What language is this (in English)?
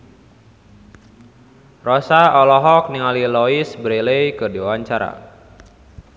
Sundanese